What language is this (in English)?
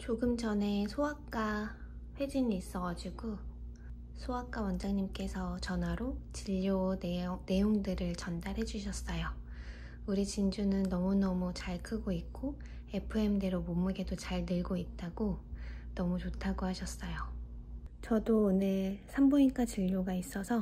Korean